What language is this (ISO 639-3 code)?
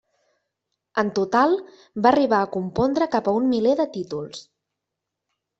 cat